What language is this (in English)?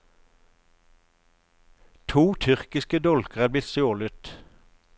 Norwegian